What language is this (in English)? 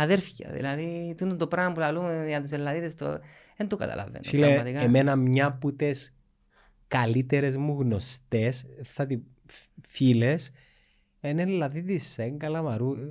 Greek